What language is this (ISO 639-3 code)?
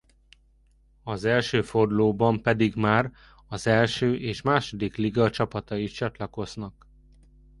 hun